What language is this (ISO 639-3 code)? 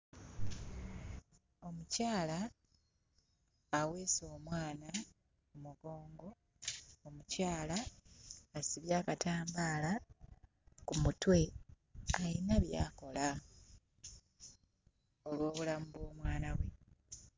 lug